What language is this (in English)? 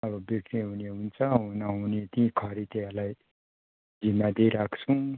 Nepali